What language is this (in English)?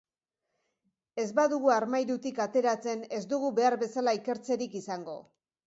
Basque